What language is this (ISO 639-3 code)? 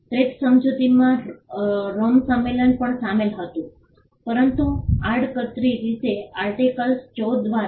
guj